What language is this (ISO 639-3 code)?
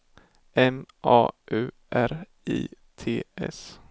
swe